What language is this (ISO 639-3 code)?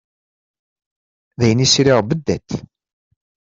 kab